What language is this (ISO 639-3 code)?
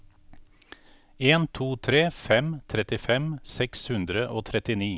nor